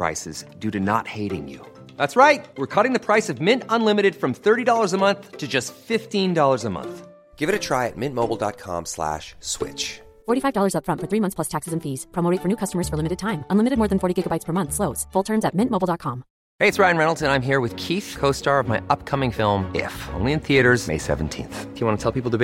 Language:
Swedish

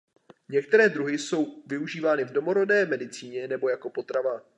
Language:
Czech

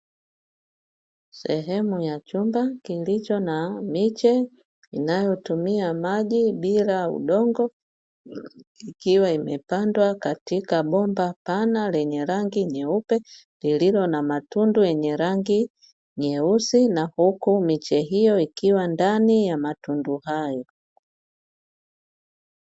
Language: Swahili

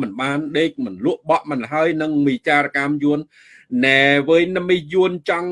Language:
Vietnamese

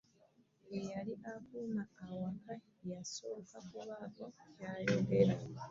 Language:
Ganda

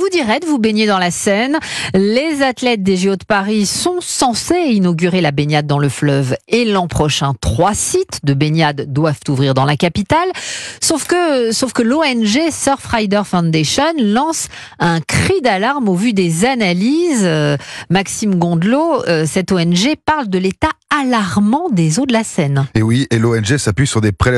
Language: French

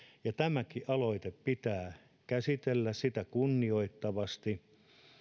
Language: Finnish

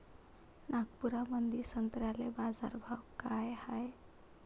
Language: Marathi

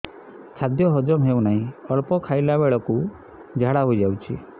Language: Odia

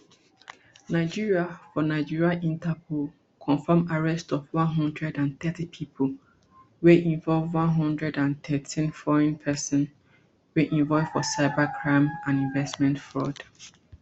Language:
Nigerian Pidgin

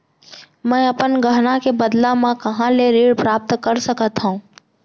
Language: Chhattisgarhi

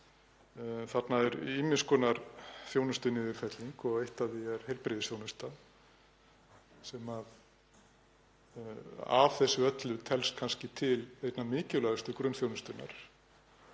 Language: Icelandic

